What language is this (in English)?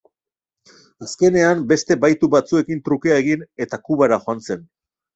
Basque